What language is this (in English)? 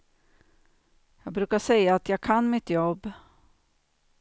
Swedish